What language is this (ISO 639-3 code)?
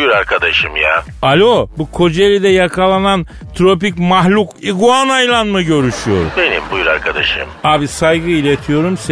tur